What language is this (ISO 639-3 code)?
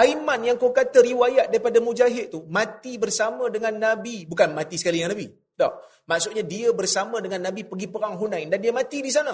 msa